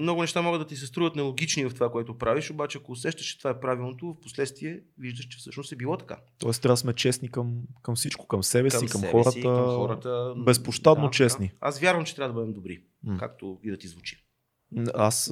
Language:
Bulgarian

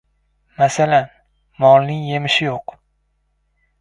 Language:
Uzbek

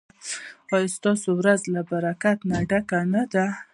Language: Pashto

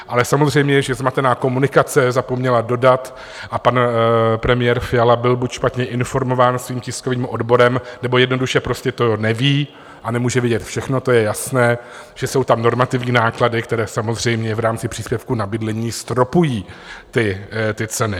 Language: Czech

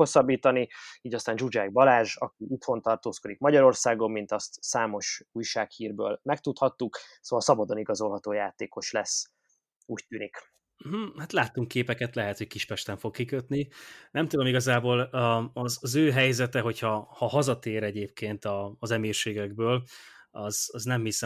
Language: Hungarian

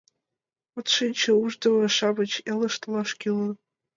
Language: Mari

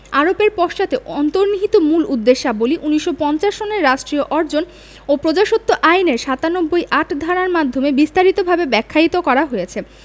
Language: Bangla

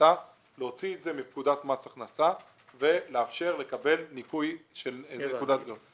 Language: Hebrew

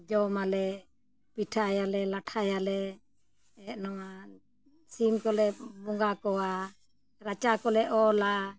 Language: Santali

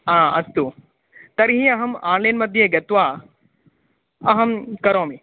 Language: Sanskrit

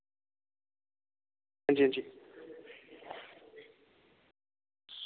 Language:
Dogri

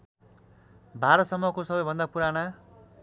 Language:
Nepali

